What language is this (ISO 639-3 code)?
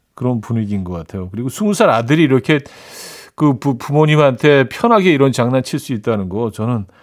kor